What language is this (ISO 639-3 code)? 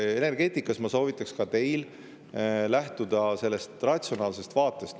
est